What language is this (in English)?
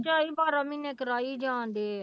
Punjabi